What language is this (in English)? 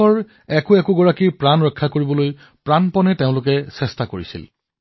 Assamese